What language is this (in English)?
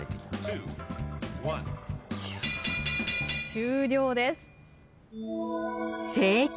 Japanese